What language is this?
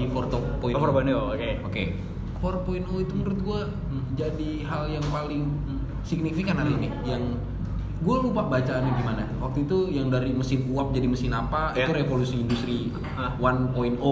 Indonesian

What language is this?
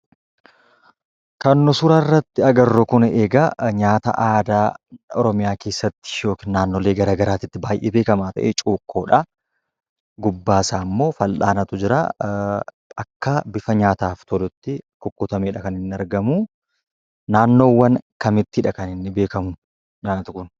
Oromo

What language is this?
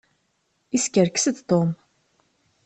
Kabyle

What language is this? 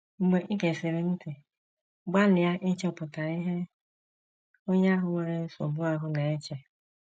Igbo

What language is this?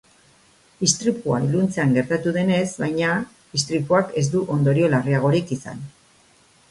Basque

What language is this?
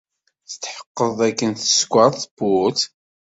Kabyle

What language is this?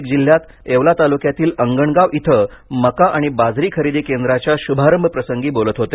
Marathi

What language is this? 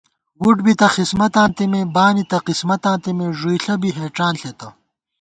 Gawar-Bati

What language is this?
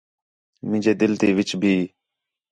Khetrani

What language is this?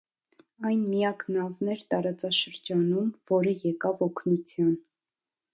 Armenian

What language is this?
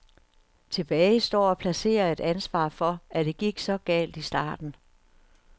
Danish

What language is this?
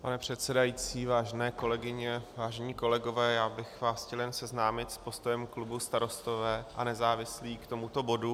Czech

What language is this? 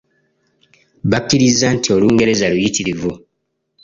Ganda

